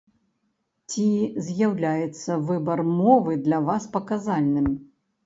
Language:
Belarusian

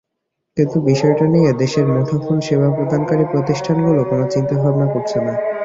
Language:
Bangla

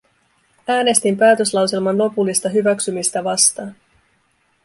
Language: Finnish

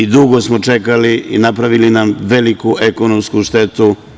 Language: Serbian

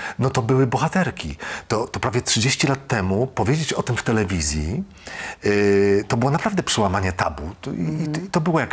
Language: Polish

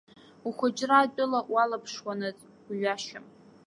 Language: Abkhazian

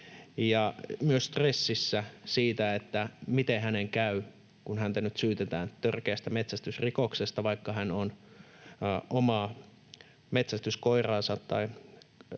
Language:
Finnish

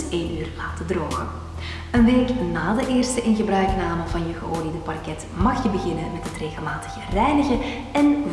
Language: Dutch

